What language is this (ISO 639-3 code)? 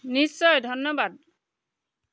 asm